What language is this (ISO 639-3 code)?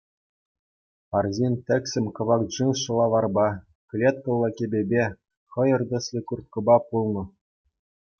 chv